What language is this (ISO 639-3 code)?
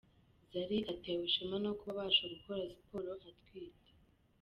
kin